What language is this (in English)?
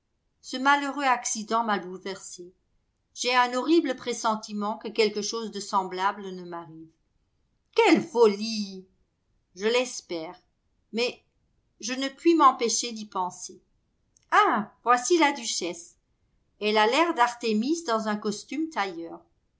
French